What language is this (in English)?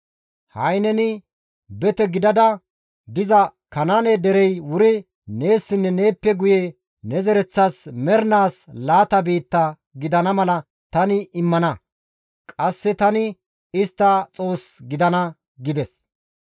Gamo